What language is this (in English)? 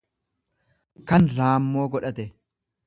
Oromo